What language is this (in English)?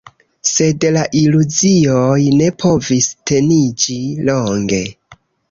Esperanto